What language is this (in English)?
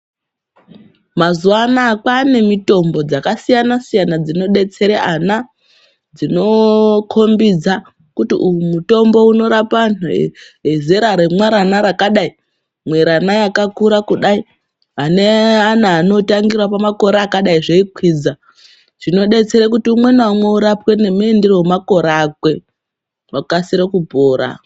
Ndau